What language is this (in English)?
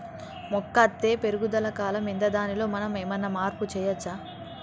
Telugu